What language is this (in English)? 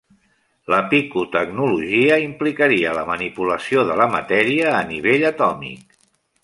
Catalan